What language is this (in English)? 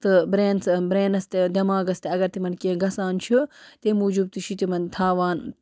Kashmiri